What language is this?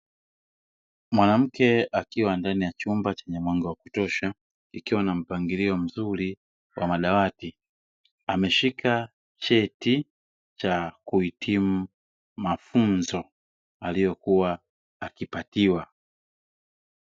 Swahili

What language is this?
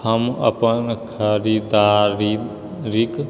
Maithili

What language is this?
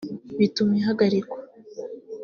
Kinyarwanda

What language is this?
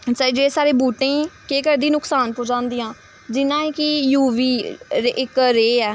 Dogri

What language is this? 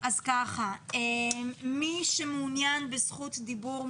Hebrew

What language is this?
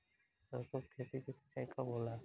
Bhojpuri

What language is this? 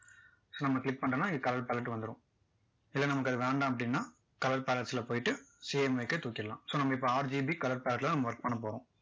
Tamil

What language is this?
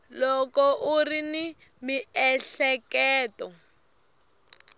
Tsonga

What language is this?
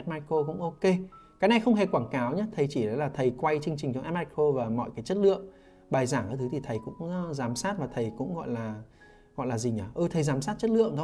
Vietnamese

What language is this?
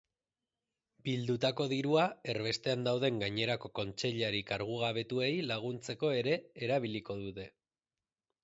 Basque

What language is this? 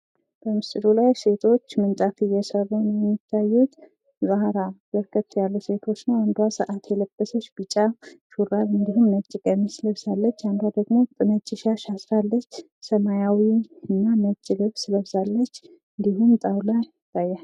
Amharic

